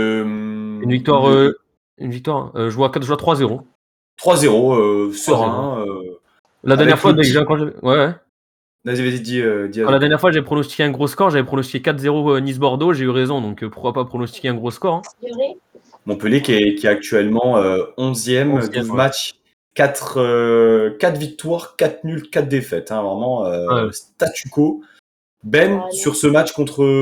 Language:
French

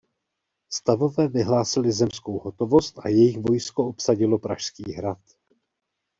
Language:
Czech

